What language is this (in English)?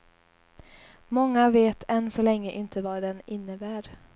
Swedish